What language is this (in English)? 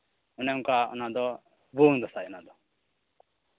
Santali